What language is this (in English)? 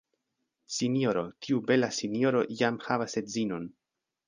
Esperanto